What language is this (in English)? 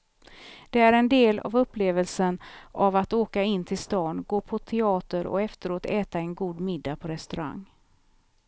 Swedish